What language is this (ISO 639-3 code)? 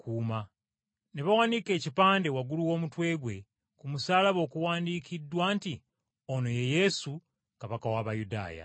lug